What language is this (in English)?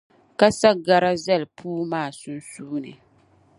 Dagbani